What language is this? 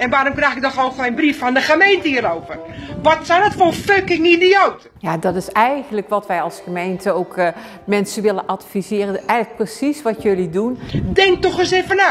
Dutch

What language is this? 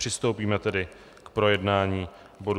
Czech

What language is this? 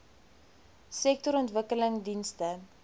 Afrikaans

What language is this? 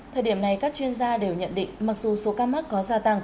Vietnamese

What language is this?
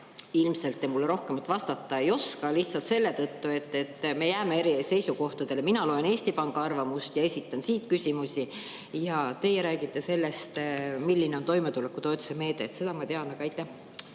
Estonian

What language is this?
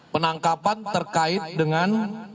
Indonesian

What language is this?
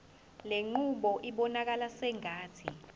Zulu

